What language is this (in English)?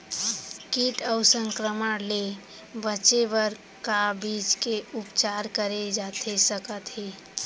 Chhattisgarhi